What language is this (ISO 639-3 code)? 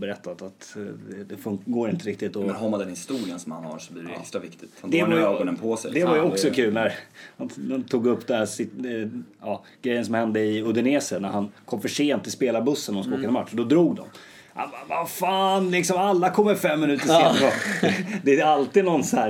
swe